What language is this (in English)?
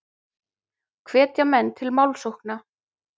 Icelandic